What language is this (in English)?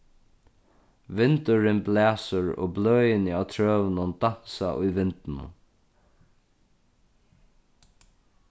Faroese